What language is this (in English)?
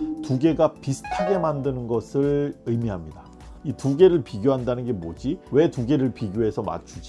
Korean